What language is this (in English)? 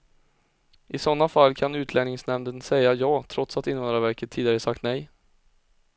Swedish